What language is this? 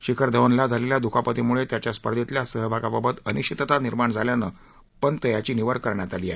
Marathi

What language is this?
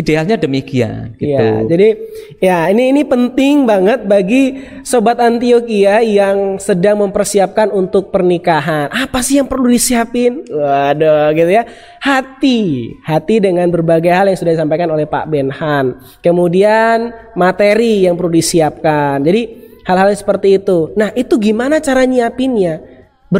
Indonesian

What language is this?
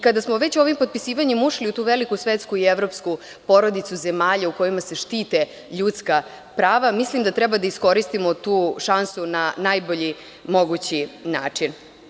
Serbian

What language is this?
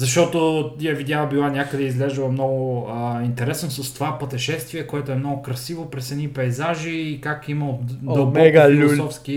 Bulgarian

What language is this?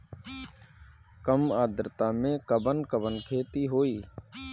Bhojpuri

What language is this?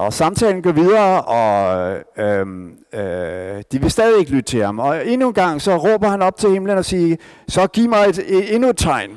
Danish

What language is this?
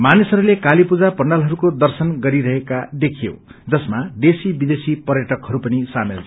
Nepali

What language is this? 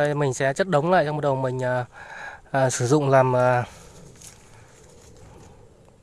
Vietnamese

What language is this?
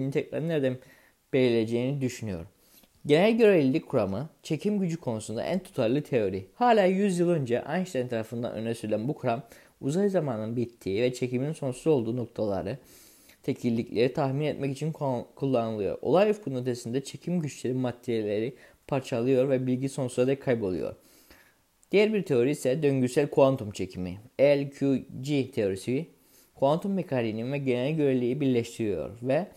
Turkish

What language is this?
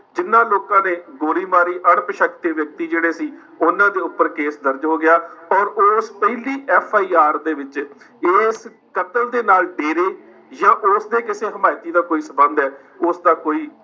Punjabi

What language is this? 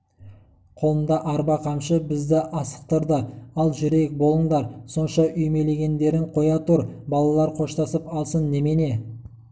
Kazakh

